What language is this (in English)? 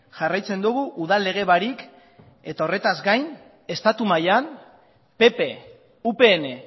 Basque